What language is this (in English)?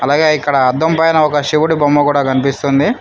Telugu